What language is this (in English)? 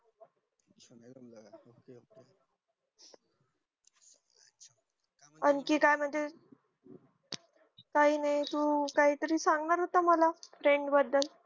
Marathi